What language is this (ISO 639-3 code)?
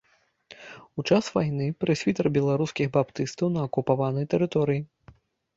bel